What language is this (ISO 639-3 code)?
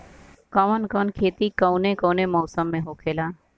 bho